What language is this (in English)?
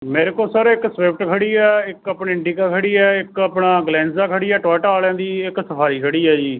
Punjabi